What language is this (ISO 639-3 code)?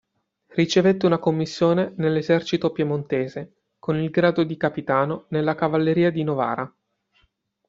ita